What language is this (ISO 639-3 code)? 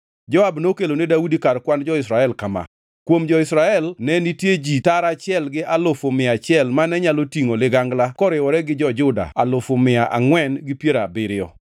luo